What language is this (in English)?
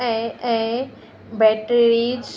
Sindhi